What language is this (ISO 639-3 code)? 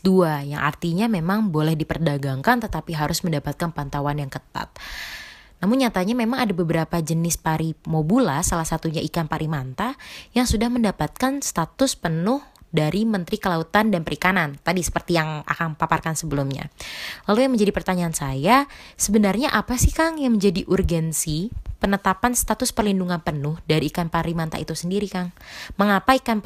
ind